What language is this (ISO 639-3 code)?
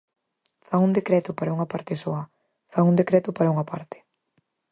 glg